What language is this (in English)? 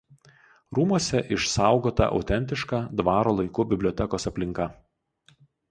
Lithuanian